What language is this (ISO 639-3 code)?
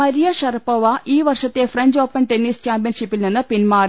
mal